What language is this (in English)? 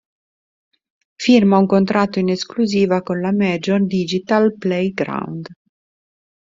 Italian